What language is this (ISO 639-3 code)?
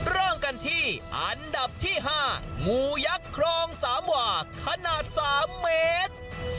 tha